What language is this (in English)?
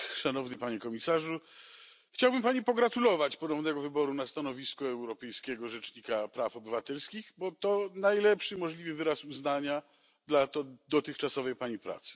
Polish